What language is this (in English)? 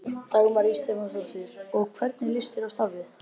Icelandic